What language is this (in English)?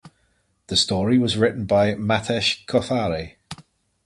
English